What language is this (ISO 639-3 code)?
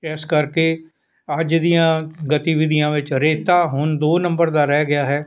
pan